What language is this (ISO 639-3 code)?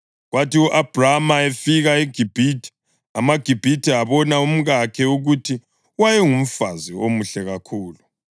nde